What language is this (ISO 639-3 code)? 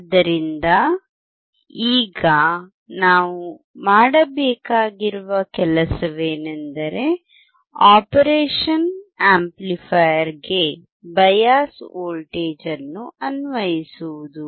kan